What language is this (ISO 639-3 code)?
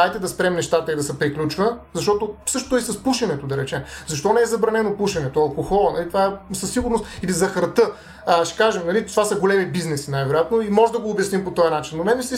bul